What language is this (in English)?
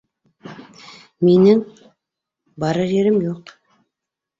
Bashkir